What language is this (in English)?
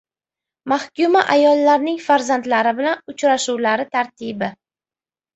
Uzbek